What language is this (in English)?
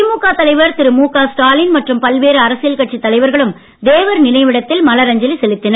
Tamil